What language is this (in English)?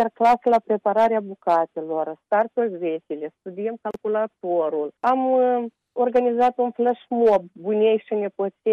Romanian